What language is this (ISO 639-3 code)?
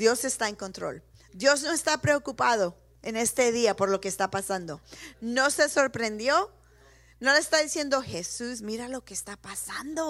spa